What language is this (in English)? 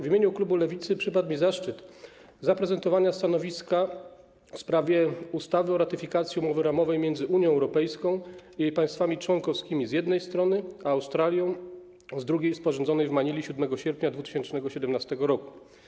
Polish